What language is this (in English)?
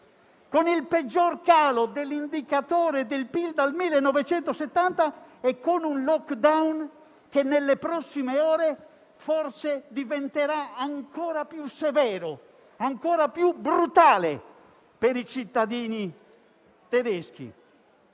Italian